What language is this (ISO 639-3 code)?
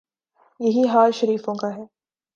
urd